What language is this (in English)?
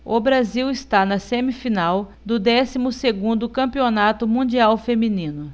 Portuguese